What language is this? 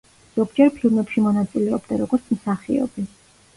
Georgian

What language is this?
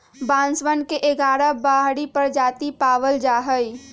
Magahi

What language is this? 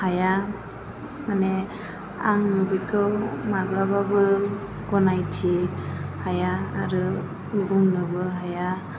Bodo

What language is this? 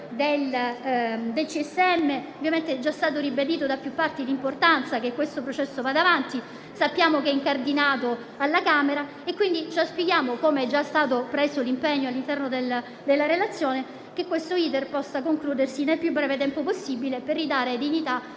Italian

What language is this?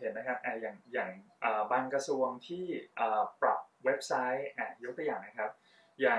Thai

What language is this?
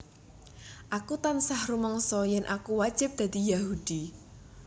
Javanese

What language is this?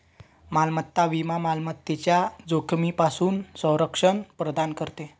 Marathi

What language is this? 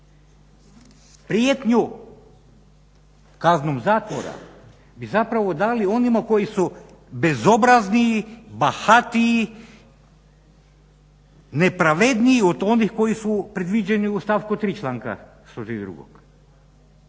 Croatian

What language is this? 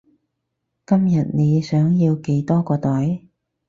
Cantonese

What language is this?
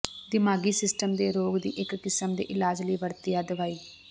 Punjabi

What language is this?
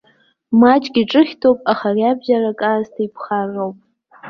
Abkhazian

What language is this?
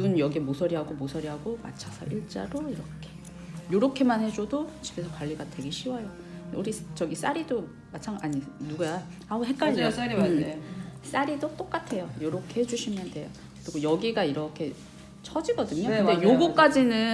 Korean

